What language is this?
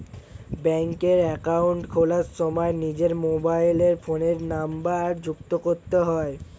Bangla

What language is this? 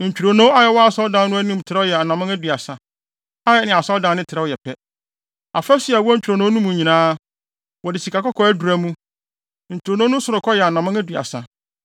Akan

